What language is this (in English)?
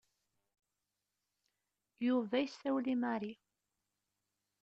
Kabyle